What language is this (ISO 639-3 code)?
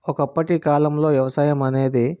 tel